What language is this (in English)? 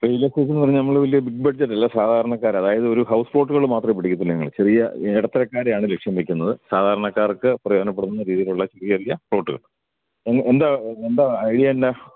Malayalam